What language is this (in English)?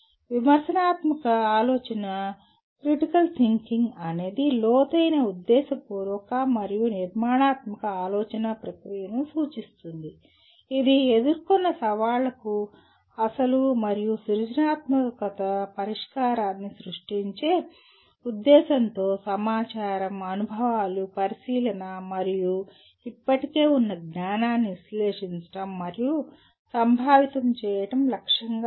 Telugu